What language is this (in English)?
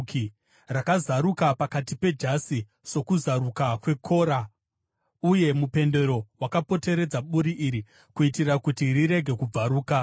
Shona